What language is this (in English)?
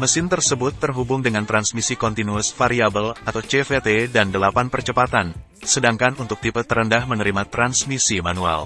Indonesian